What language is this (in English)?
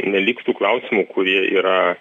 Lithuanian